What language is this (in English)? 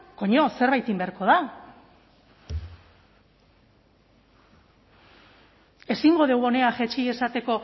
Basque